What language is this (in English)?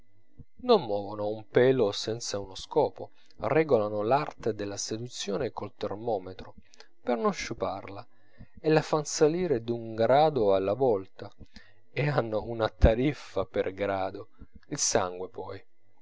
Italian